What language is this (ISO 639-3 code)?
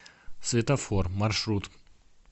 rus